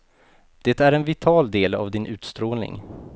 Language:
Swedish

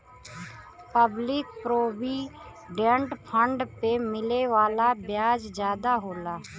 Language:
Bhojpuri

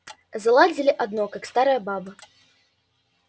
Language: Russian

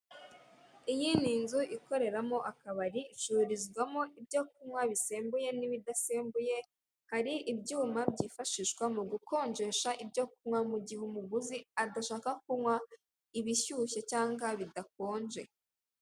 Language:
Kinyarwanda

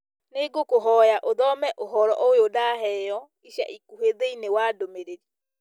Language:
Kikuyu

